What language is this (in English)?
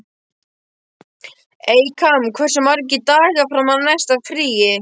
Icelandic